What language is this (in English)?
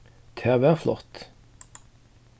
Faroese